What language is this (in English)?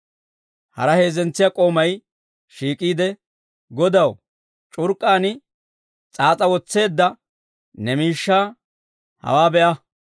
Dawro